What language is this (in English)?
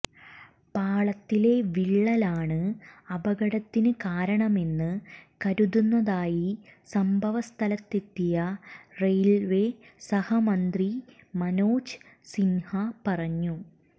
Malayalam